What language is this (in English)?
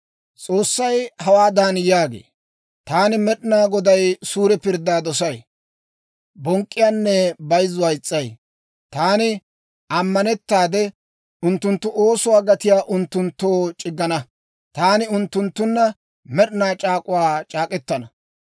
Dawro